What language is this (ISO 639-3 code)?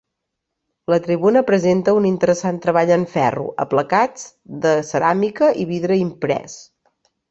cat